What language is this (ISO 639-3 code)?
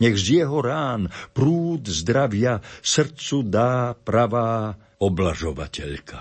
slk